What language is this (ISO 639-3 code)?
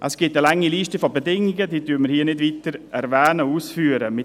gsw